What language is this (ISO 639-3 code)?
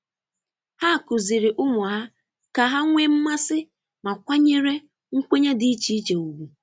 ibo